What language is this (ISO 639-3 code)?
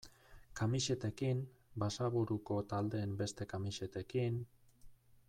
eus